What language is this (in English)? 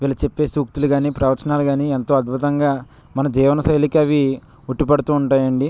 Telugu